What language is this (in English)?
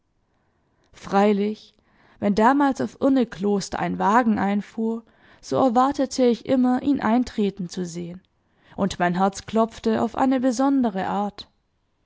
German